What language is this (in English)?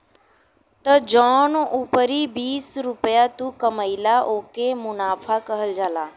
Bhojpuri